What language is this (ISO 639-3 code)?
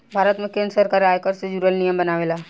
bho